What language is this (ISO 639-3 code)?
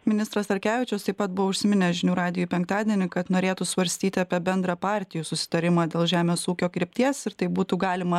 lit